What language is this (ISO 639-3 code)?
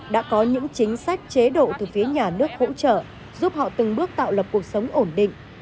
vie